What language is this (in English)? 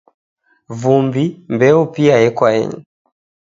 Taita